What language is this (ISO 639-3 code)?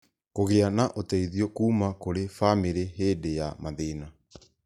kik